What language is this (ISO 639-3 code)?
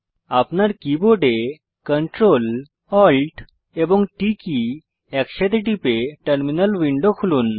ben